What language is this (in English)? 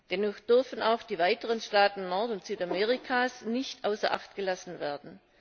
German